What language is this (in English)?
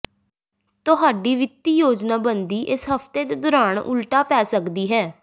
Punjabi